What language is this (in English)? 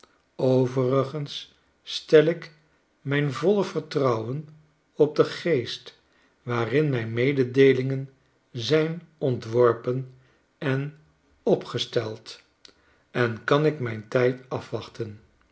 Dutch